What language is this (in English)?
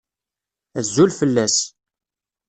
Kabyle